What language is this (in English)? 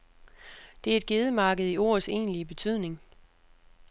Danish